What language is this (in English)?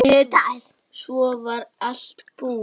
Icelandic